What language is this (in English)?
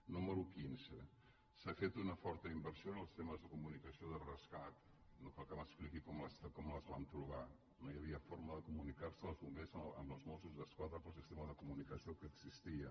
Catalan